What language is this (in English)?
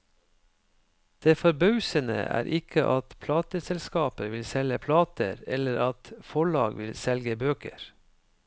Norwegian